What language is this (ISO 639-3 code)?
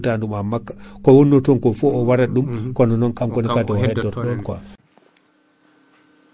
ful